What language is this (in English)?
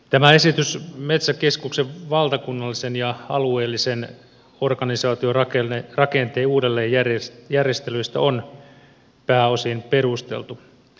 Finnish